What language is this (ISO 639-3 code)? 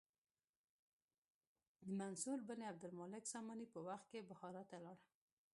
pus